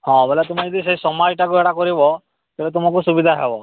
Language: Odia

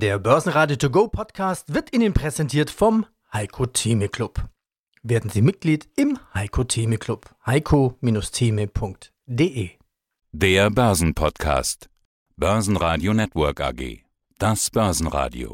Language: German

